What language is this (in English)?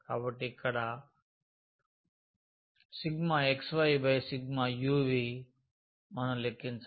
Telugu